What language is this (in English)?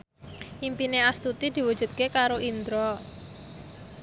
Javanese